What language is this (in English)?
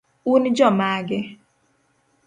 Luo (Kenya and Tanzania)